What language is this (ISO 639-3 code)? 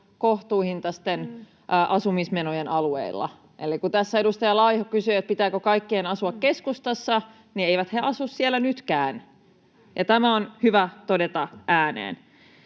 fin